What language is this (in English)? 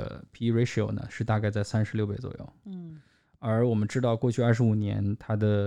Chinese